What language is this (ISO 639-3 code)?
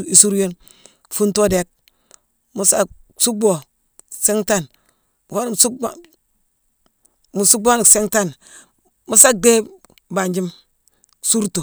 msw